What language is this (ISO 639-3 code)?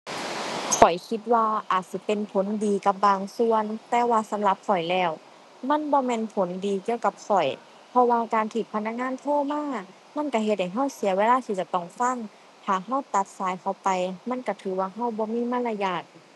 tha